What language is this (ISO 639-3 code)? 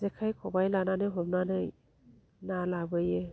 brx